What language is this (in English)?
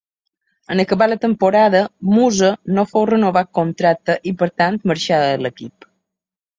Catalan